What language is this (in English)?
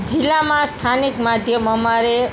Gujarati